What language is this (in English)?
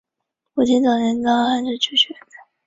Chinese